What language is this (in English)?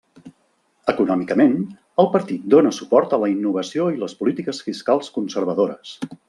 Catalan